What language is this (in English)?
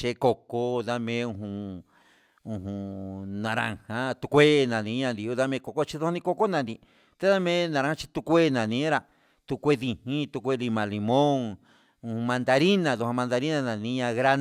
Huitepec Mixtec